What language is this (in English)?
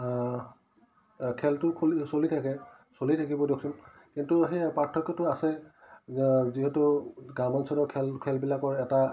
Assamese